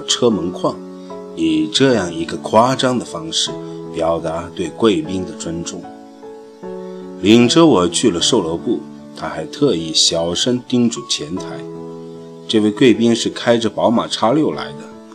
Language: Chinese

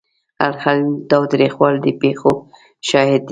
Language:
Pashto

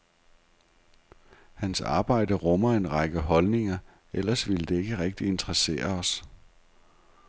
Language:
Danish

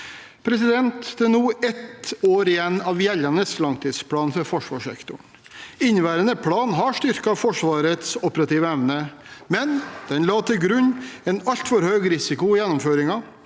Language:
Norwegian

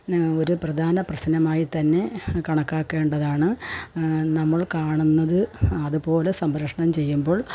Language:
Malayalam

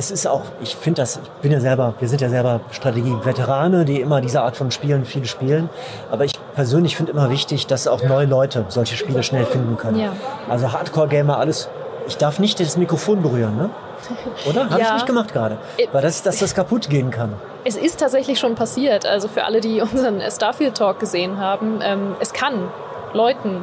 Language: German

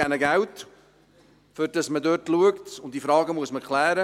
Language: Swiss German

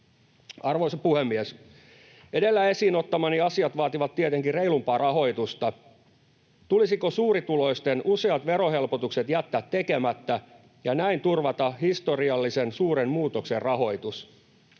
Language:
Finnish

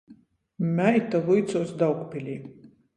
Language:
Latgalian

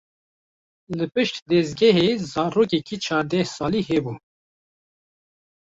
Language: Kurdish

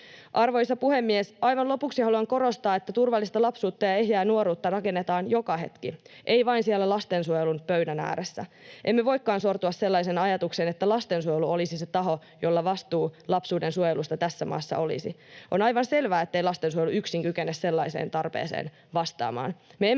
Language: Finnish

